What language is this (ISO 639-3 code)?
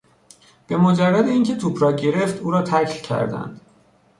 fas